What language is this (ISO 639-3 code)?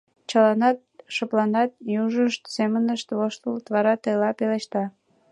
chm